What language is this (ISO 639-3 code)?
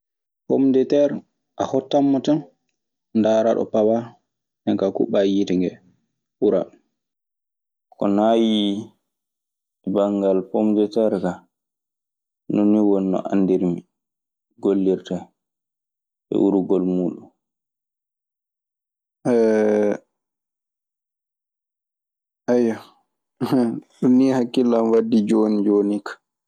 ffm